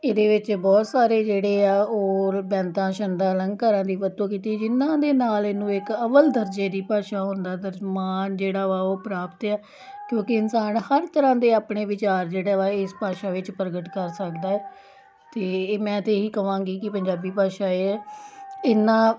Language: Punjabi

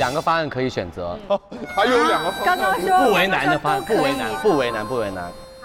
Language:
Chinese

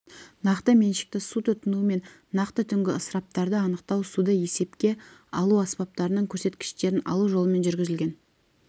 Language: Kazakh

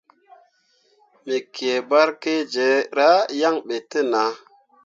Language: Mundang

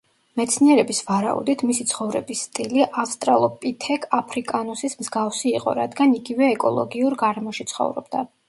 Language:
Georgian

